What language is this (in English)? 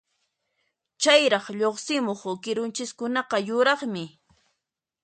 Puno Quechua